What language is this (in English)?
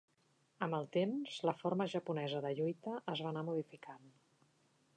Catalan